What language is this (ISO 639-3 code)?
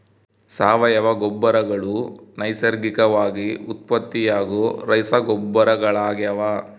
kan